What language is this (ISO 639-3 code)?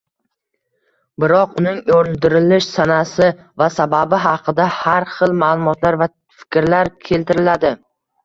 uzb